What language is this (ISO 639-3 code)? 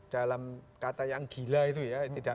ind